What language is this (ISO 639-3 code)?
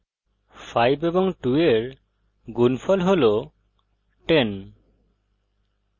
ben